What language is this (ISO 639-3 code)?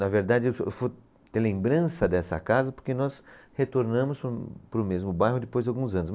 por